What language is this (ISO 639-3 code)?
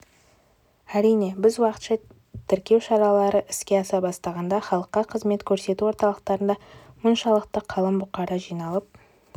kaz